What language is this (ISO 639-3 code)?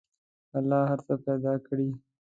pus